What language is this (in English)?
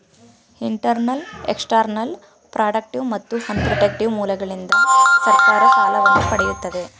Kannada